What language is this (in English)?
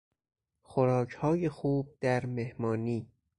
Persian